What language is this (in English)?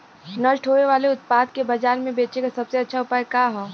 Bhojpuri